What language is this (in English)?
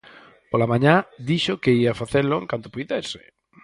Galician